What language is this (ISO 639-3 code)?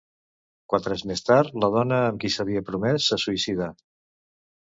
cat